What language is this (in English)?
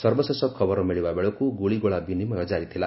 Odia